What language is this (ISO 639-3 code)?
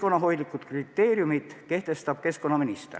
est